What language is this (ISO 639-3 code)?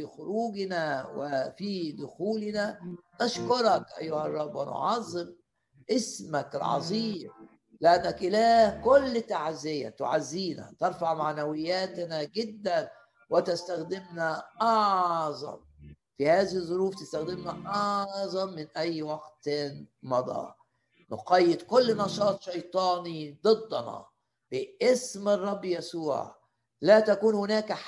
ara